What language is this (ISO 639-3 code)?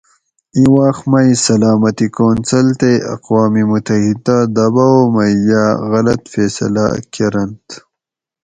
gwc